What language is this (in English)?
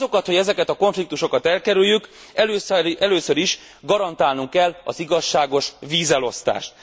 Hungarian